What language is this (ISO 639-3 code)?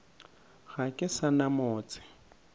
nso